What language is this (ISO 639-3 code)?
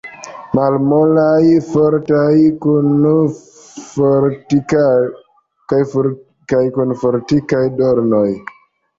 epo